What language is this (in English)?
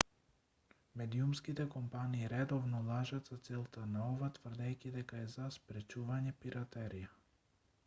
Macedonian